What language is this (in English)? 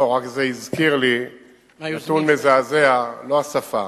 Hebrew